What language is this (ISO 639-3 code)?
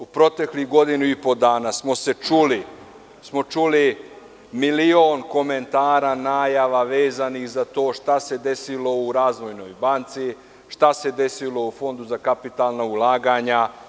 srp